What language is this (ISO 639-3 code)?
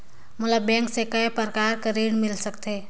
hne